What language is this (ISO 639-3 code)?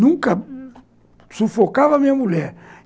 por